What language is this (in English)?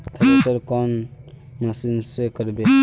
Magahi